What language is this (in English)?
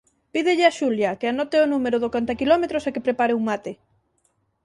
Galician